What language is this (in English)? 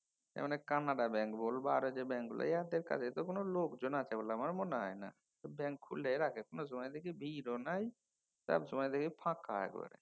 Bangla